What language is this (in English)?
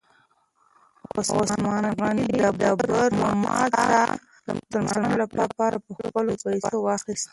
Pashto